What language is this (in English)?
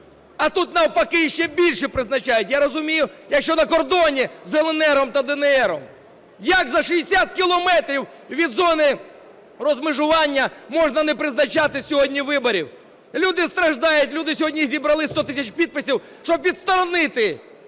Ukrainian